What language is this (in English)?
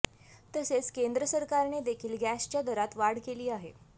Marathi